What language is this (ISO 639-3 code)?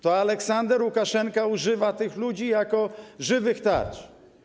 pol